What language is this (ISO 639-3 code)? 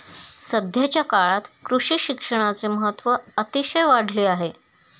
mar